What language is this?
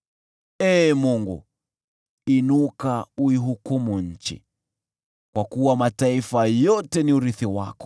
Swahili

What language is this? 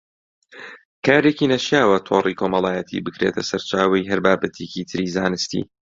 Central Kurdish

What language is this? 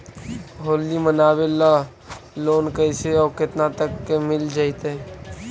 Magahi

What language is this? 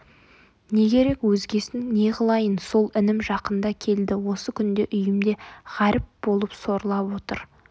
Kazakh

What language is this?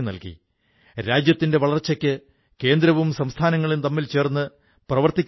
Malayalam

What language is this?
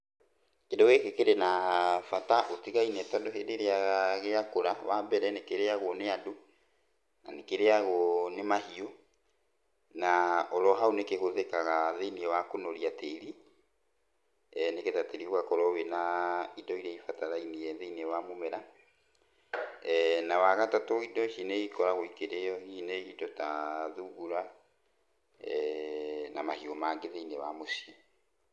Kikuyu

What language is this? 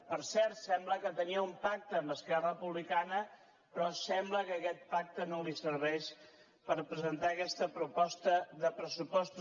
Catalan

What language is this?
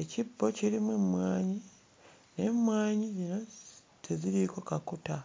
Ganda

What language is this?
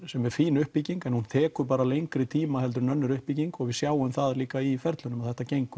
Icelandic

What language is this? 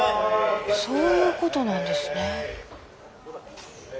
Japanese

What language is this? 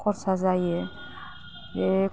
Bodo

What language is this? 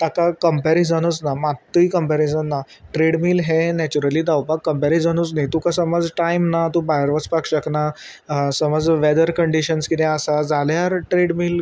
Konkani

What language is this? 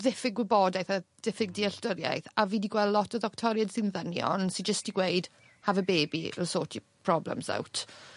Welsh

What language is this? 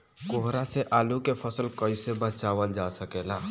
Bhojpuri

